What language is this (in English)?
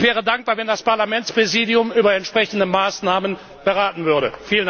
German